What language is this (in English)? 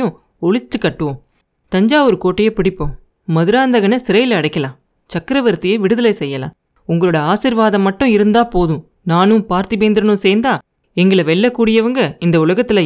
Tamil